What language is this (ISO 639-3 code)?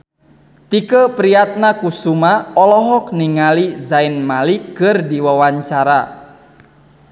sun